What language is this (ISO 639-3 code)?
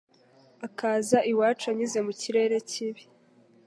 kin